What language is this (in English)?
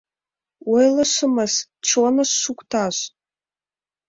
Mari